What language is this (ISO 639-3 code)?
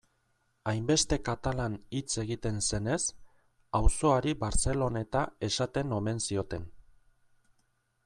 eus